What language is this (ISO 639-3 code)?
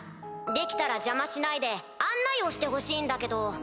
jpn